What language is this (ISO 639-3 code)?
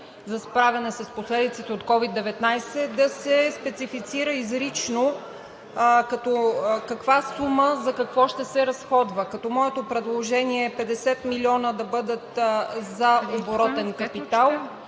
bul